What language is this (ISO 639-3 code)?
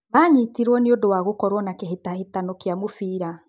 kik